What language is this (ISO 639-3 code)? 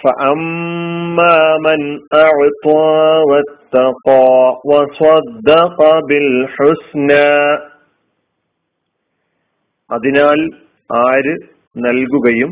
mal